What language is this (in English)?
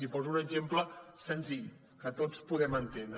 Catalan